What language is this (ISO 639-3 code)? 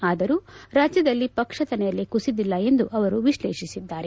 kan